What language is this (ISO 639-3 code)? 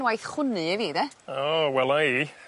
cym